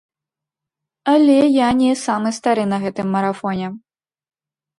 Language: Belarusian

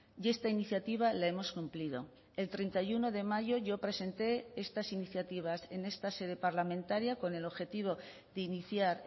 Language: Spanish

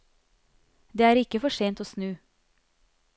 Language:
Norwegian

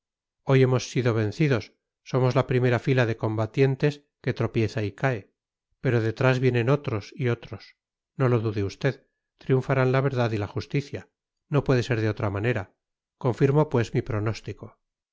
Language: Spanish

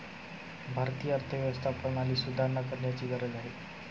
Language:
Marathi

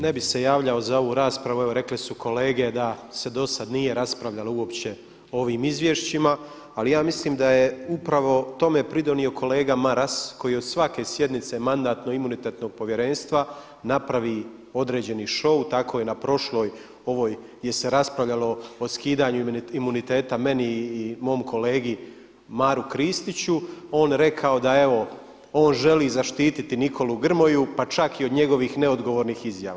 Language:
Croatian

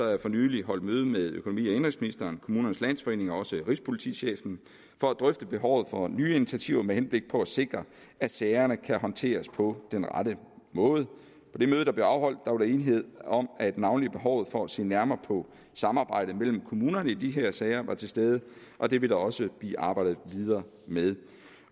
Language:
Danish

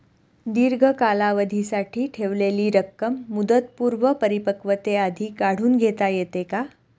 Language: Marathi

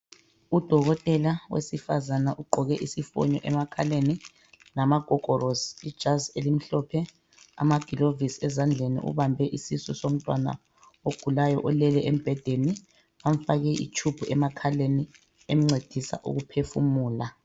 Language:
North Ndebele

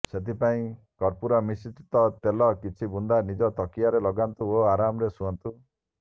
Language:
Odia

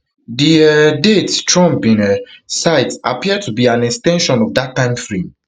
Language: Nigerian Pidgin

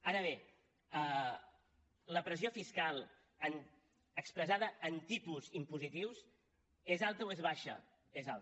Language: Catalan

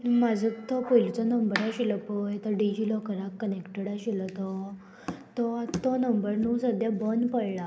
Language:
Konkani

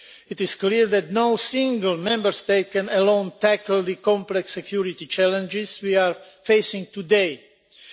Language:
English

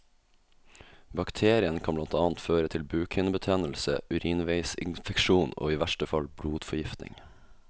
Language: Norwegian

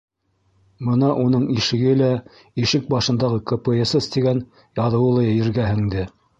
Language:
Bashkir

